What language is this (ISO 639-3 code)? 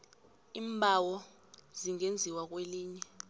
nbl